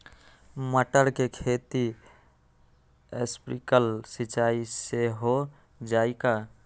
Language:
Magahi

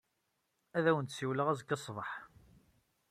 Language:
Kabyle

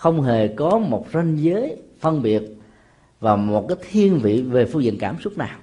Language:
Vietnamese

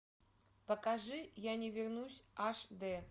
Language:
Russian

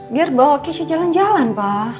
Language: Indonesian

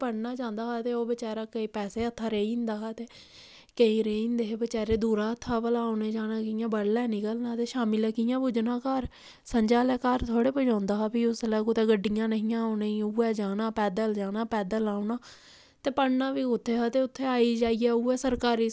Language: Dogri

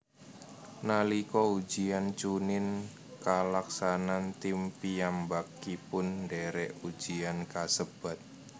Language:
Javanese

